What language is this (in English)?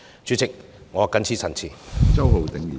Cantonese